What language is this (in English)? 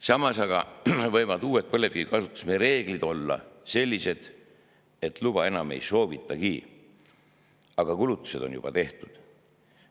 Estonian